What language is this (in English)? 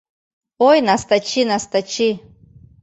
Mari